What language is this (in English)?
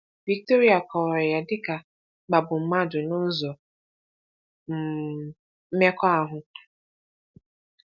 Igbo